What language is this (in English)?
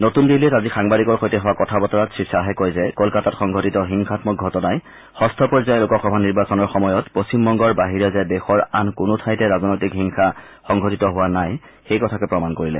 Assamese